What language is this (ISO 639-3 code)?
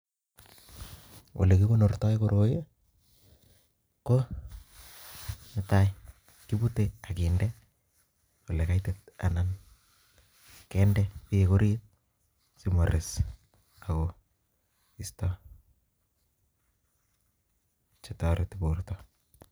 kln